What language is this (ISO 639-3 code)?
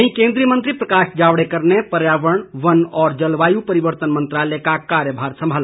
hin